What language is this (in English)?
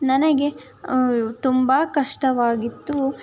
Kannada